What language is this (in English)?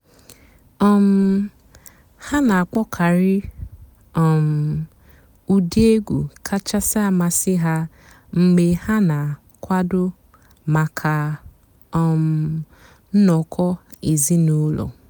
Igbo